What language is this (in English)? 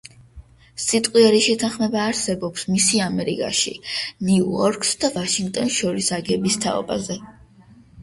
Georgian